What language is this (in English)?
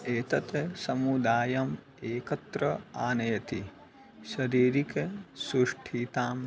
Sanskrit